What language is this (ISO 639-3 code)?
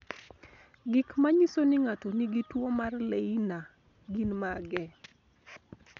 luo